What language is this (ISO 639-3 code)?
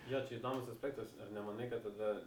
lit